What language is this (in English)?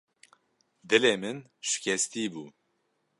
Kurdish